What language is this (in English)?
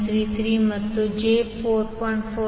Kannada